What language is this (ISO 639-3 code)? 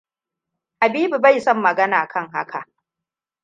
hau